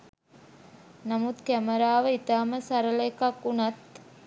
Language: Sinhala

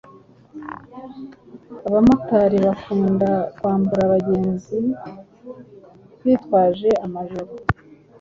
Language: Kinyarwanda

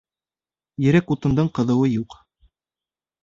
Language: Bashkir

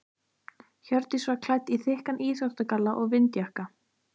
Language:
Icelandic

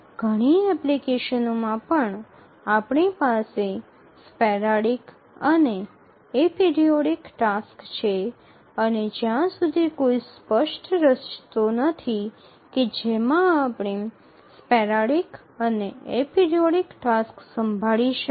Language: Gujarati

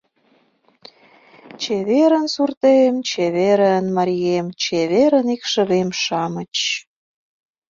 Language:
Mari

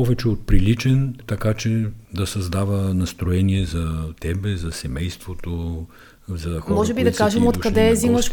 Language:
Bulgarian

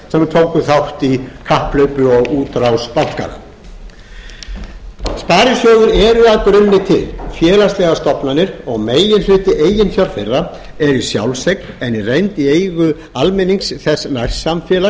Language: Icelandic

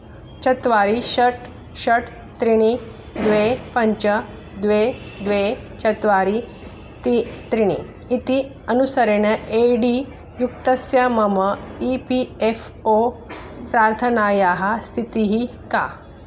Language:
Sanskrit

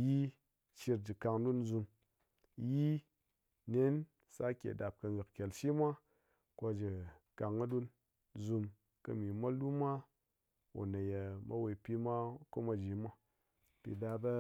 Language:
Ngas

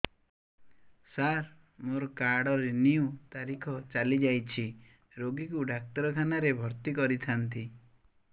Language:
Odia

